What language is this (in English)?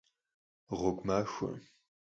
Kabardian